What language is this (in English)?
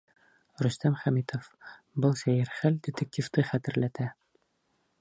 Bashkir